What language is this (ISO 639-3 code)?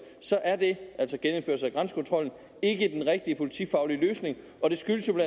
dan